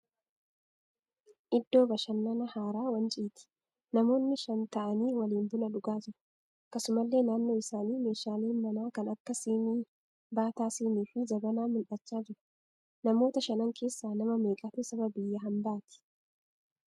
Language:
Oromo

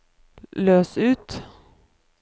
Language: Norwegian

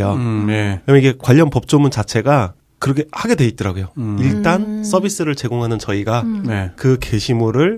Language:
Korean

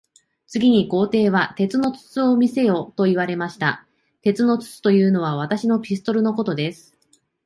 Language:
Japanese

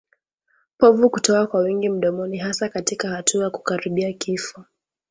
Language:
Swahili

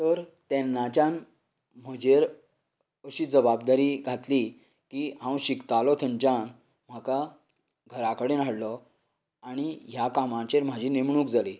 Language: Konkani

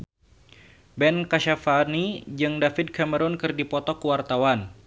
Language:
Sundanese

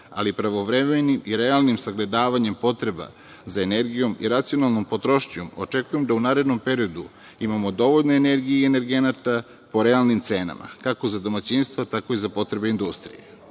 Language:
Serbian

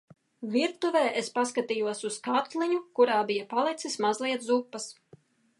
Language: Latvian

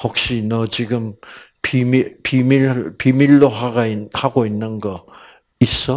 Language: Korean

